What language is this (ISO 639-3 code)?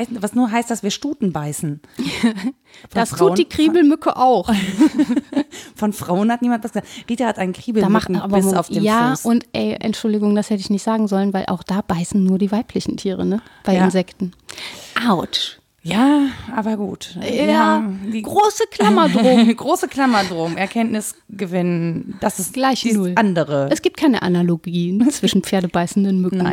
deu